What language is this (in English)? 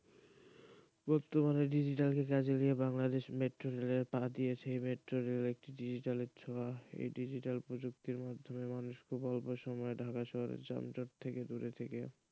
Bangla